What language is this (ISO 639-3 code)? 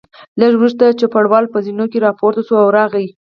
pus